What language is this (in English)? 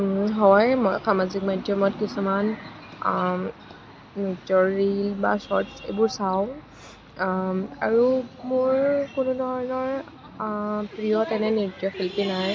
Assamese